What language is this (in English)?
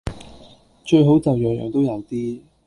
Cantonese